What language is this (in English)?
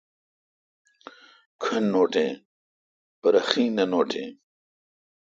Kalkoti